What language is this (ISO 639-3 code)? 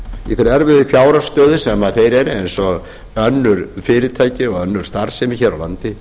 isl